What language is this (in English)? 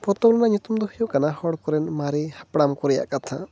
Santali